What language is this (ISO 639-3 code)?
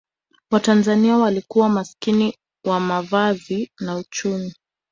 swa